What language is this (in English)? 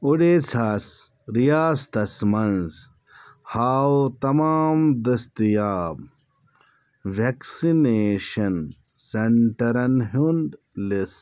Kashmiri